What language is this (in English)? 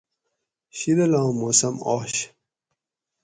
Gawri